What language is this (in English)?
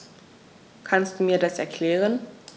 German